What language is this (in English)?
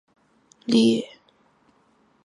Chinese